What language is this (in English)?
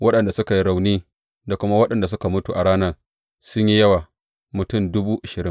Hausa